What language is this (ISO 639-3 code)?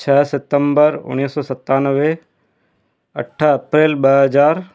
snd